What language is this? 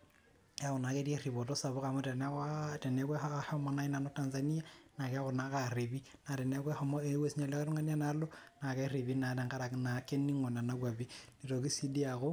Masai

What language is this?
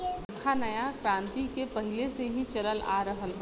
Bhojpuri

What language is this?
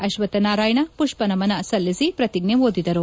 Kannada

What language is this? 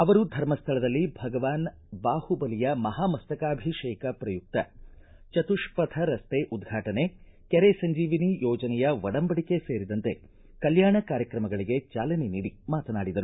Kannada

